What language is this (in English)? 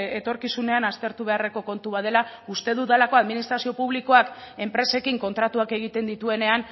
Basque